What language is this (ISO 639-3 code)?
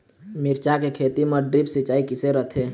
hne